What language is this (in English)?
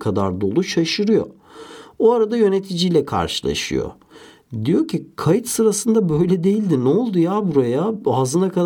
Turkish